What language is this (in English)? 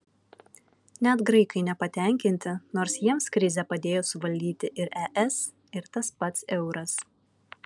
Lithuanian